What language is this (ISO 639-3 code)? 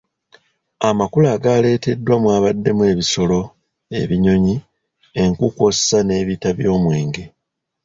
lug